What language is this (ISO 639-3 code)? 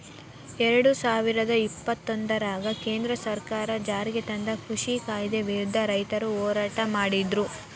kan